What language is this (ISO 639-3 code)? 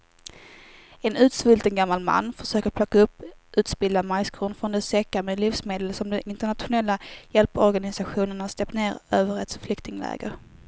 swe